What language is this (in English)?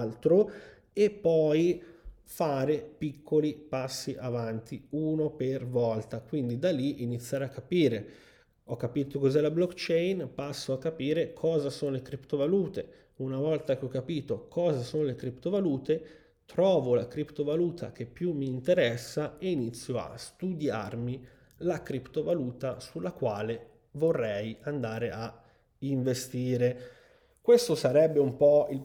Italian